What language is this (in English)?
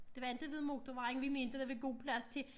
Danish